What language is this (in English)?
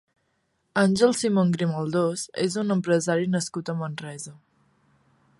Catalan